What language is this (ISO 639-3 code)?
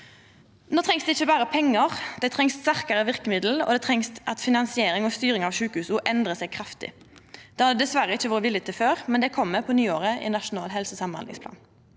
nor